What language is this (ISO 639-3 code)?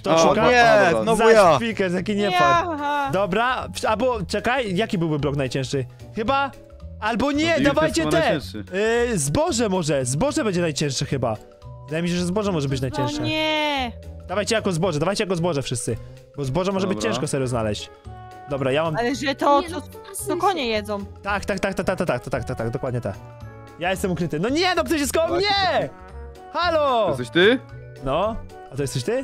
pol